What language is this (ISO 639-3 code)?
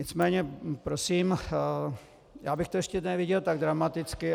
ces